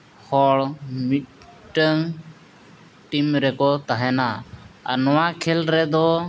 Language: Santali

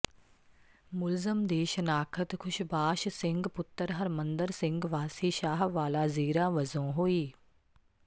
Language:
Punjabi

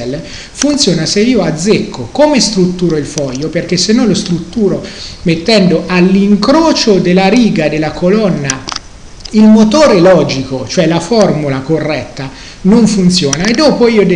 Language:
Italian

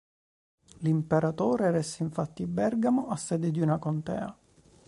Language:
Italian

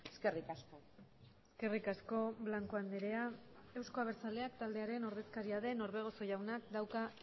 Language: Basque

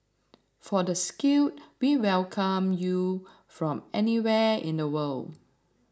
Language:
English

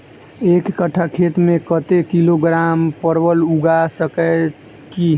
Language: Maithili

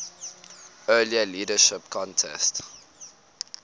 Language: English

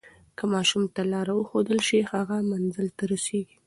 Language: Pashto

